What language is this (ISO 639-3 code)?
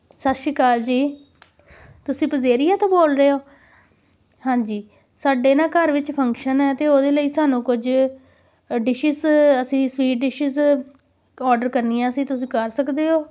pan